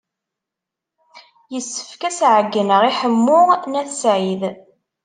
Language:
Kabyle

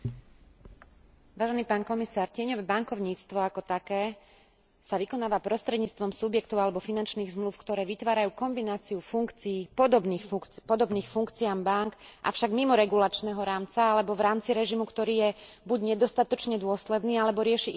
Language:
Slovak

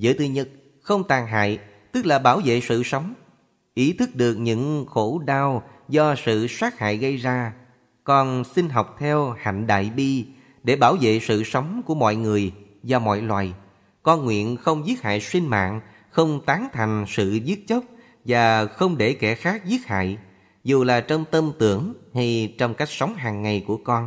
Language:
Vietnamese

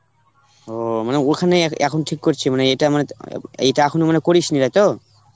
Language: Bangla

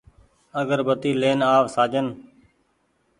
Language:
Goaria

